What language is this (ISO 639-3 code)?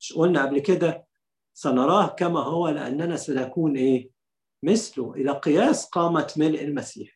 ara